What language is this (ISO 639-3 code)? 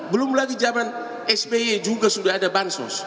ind